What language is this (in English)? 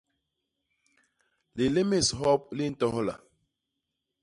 Basaa